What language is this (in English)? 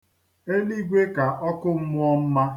Igbo